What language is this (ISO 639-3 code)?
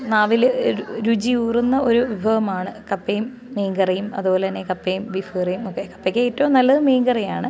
mal